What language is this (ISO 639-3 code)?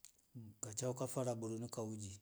rof